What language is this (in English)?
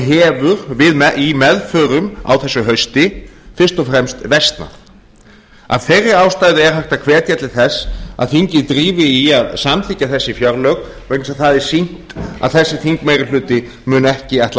Icelandic